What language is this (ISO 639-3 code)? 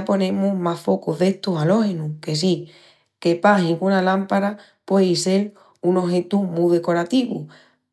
ext